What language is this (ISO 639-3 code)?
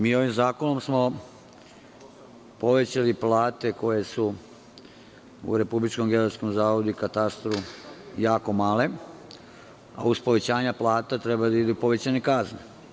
srp